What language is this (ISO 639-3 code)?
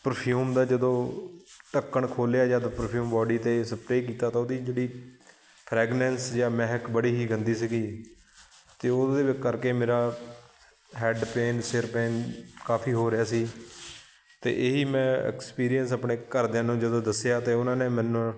pan